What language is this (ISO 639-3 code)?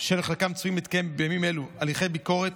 heb